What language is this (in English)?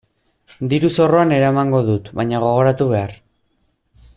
Basque